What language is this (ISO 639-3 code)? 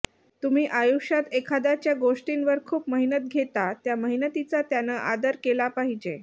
mar